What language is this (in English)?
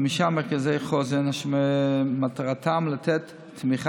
Hebrew